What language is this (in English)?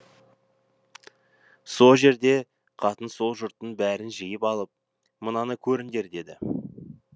Kazakh